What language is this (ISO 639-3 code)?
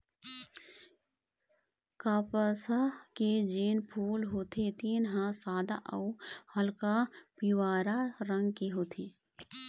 hne